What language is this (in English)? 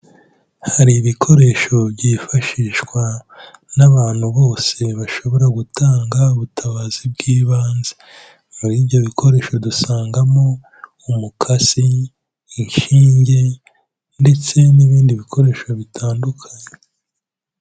Kinyarwanda